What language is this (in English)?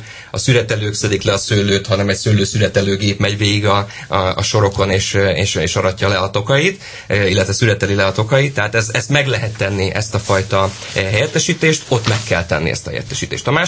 Hungarian